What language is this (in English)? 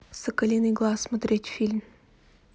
Russian